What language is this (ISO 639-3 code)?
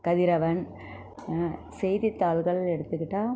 tam